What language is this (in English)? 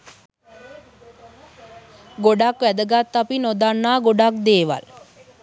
Sinhala